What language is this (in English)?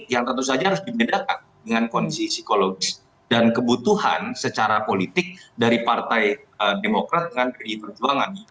Indonesian